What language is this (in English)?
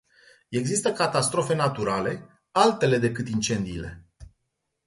Romanian